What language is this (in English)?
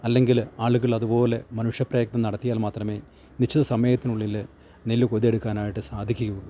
Malayalam